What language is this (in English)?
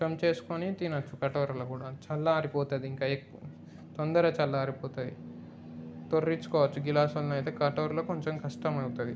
Telugu